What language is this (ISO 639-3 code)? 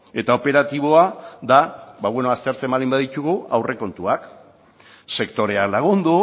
eus